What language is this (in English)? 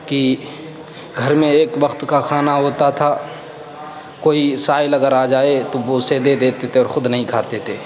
Urdu